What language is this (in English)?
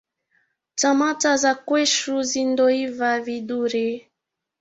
Swahili